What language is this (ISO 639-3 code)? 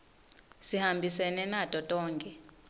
ssw